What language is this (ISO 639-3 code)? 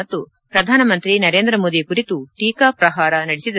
kan